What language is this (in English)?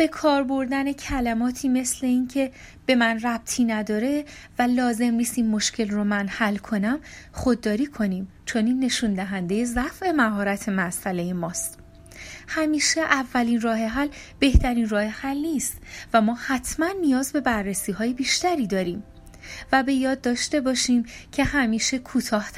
Persian